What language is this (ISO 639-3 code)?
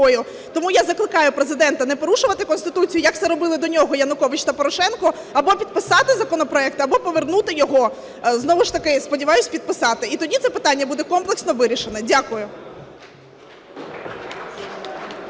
ukr